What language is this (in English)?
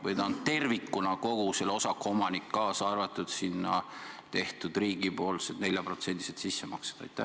Estonian